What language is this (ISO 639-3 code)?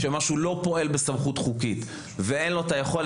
heb